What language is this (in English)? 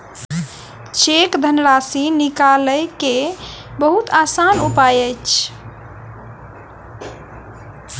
Maithili